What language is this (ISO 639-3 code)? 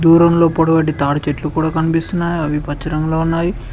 tel